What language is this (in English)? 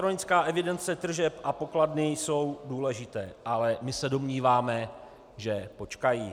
Czech